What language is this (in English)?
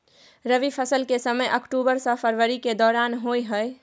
Maithili